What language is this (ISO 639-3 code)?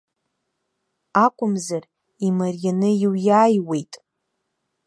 abk